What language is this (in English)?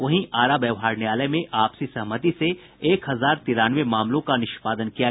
Hindi